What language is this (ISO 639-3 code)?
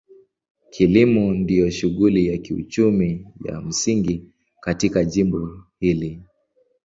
swa